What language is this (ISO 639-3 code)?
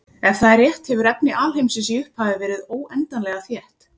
isl